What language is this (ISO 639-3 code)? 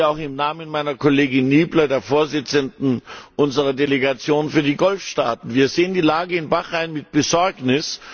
deu